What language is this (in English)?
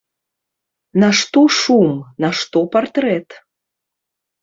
Belarusian